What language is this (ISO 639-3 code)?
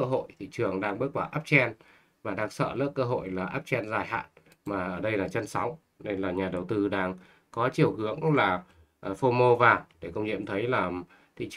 vie